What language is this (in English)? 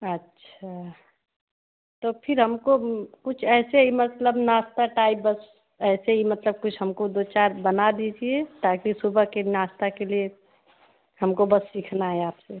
Hindi